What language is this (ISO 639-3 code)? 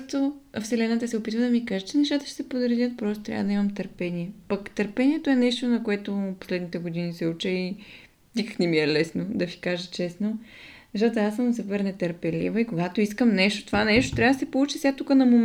bul